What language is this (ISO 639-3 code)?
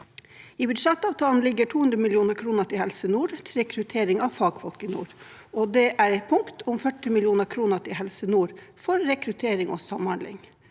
nor